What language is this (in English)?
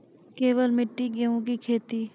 Maithili